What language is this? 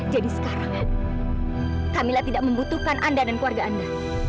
Indonesian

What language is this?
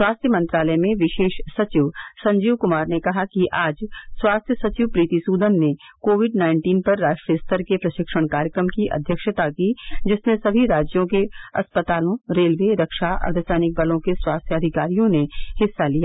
Hindi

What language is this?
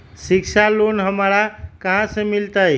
Magahi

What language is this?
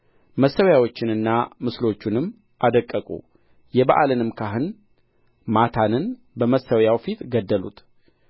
Amharic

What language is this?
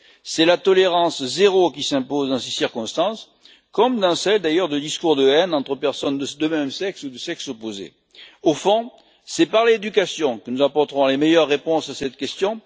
French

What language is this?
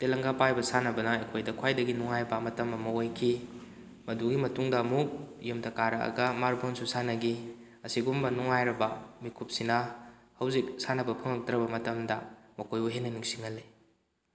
Manipuri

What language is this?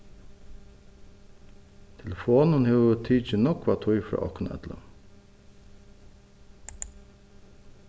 Faroese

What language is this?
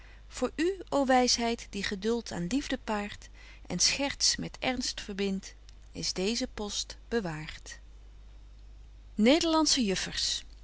Dutch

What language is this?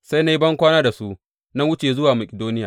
Hausa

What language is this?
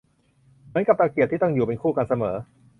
Thai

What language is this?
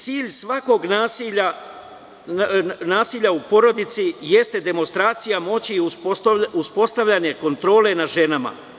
Serbian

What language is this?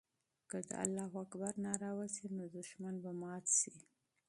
Pashto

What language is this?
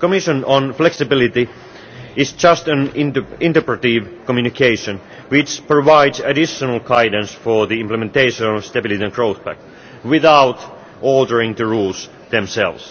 English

